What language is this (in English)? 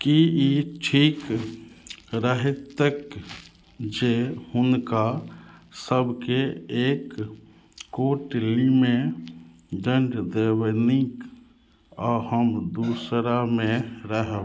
Maithili